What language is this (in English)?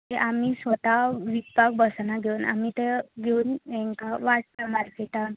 Konkani